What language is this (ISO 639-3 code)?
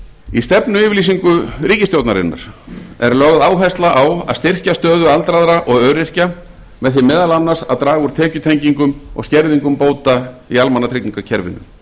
isl